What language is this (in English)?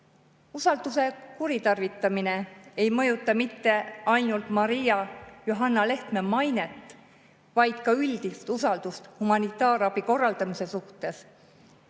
Estonian